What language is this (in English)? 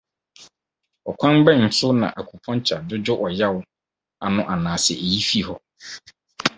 Akan